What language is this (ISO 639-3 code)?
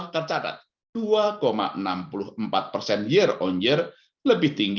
ind